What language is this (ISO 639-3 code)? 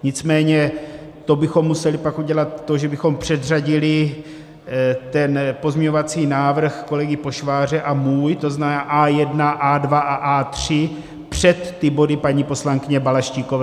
ces